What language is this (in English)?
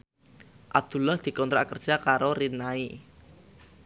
Javanese